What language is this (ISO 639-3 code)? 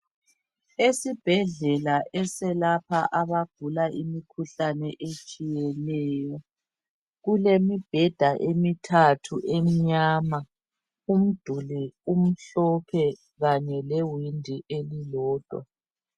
nde